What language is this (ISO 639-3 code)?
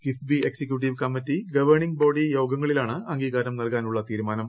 mal